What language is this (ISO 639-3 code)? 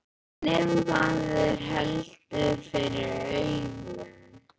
isl